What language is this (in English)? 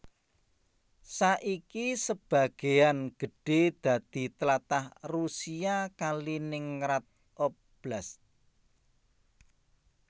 Javanese